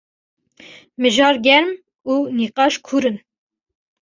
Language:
Kurdish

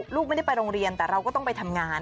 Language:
Thai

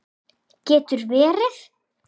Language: Icelandic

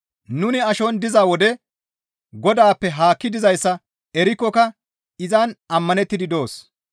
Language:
Gamo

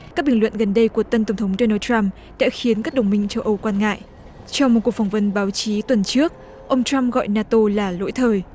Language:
Vietnamese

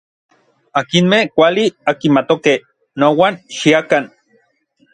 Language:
Orizaba Nahuatl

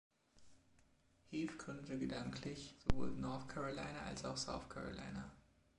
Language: German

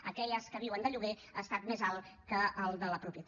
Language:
Catalan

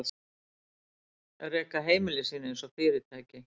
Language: Icelandic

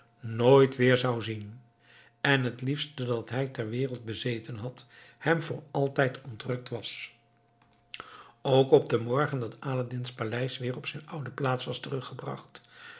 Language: Dutch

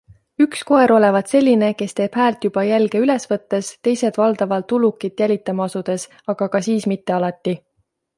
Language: Estonian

